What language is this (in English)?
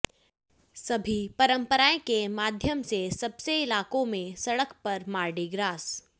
Hindi